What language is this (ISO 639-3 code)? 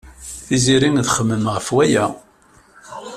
kab